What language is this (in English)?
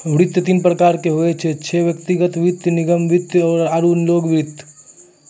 Maithili